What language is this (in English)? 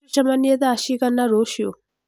Kikuyu